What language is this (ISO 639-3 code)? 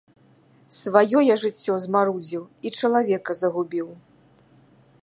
bel